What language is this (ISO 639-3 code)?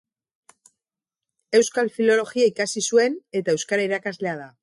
eus